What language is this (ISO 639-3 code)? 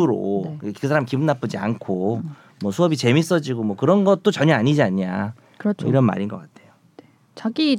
kor